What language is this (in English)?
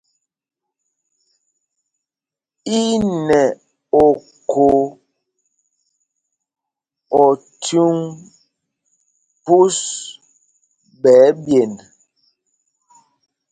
Mpumpong